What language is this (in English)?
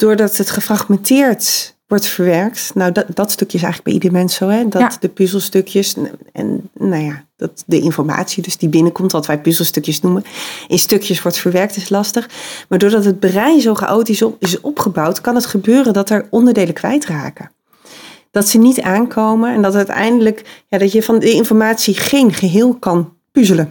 Dutch